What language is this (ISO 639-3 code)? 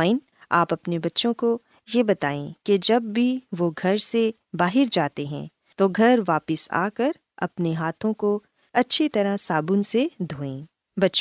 urd